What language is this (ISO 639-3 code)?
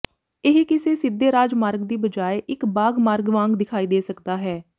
pan